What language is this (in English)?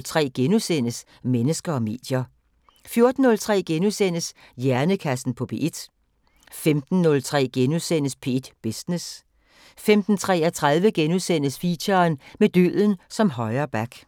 Danish